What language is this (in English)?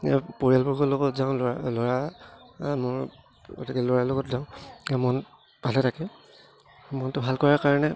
Assamese